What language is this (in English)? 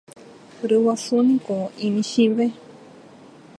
Guarani